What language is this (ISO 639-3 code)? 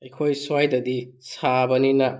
mni